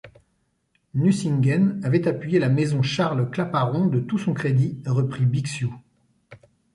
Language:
French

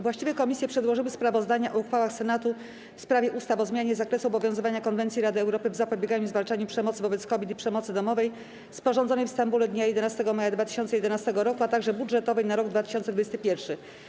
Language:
Polish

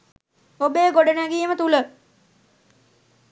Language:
Sinhala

